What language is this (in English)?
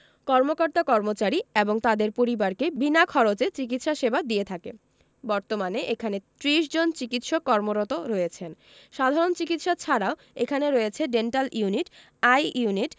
Bangla